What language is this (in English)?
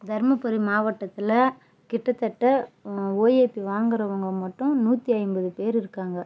Tamil